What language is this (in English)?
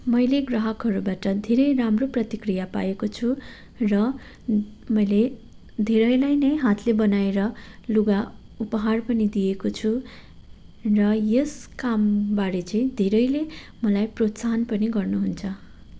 Nepali